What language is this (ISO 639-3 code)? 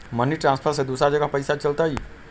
mag